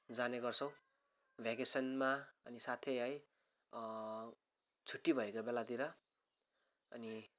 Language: Nepali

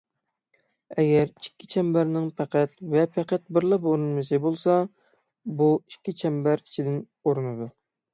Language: Uyghur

